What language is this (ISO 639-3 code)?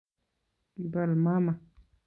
kln